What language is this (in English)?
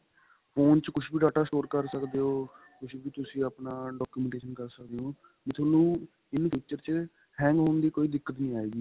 Punjabi